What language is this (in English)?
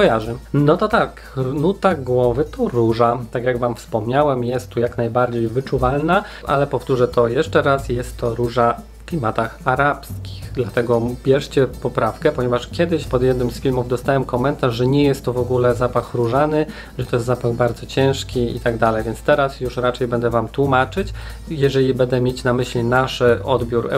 Polish